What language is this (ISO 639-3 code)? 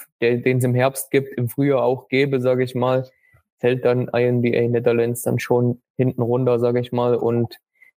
deu